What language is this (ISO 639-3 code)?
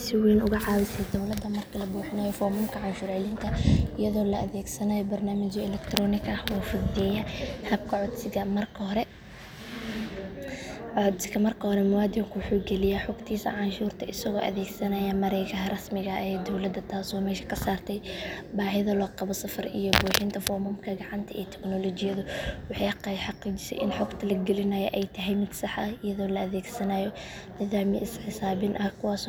som